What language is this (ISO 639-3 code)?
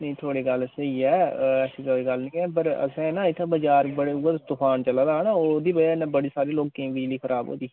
doi